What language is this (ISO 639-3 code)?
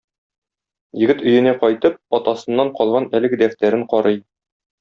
tat